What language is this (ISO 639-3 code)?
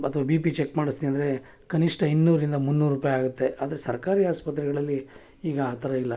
kan